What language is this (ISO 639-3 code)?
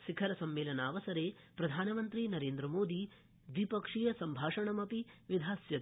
san